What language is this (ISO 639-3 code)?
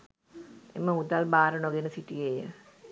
sin